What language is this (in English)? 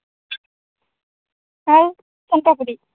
Odia